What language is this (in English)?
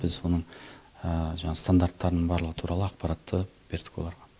Kazakh